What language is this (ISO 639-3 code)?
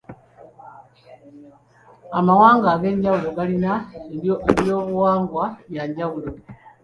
lug